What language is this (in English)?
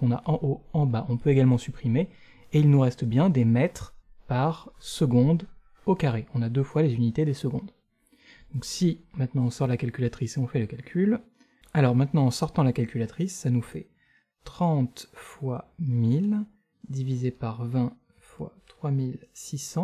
French